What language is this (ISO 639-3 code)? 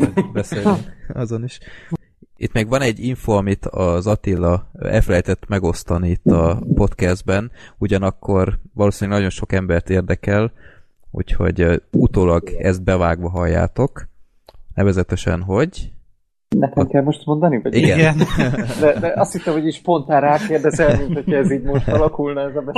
hun